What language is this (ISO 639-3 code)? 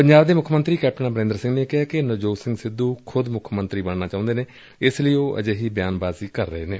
pan